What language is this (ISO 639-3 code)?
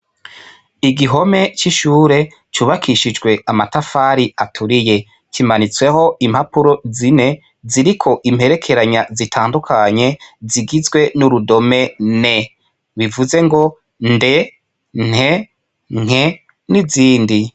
run